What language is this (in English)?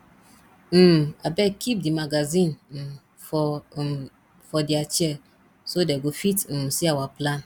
Nigerian Pidgin